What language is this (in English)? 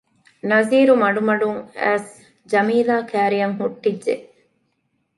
Divehi